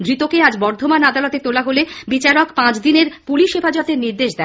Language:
Bangla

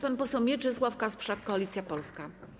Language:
Polish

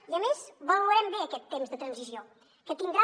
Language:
Catalan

